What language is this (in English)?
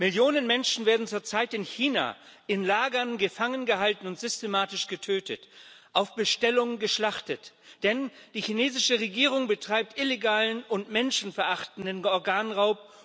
German